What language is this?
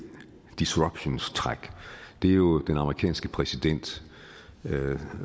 Danish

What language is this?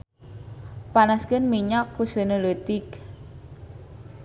Sundanese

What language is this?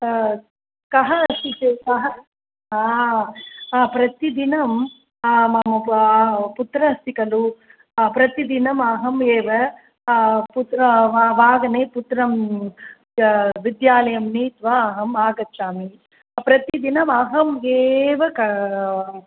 Sanskrit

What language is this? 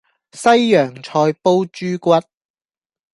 Cantonese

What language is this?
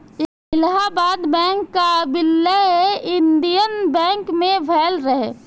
Bhojpuri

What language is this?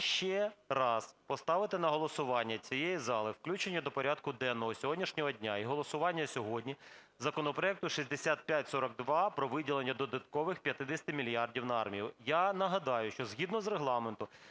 Ukrainian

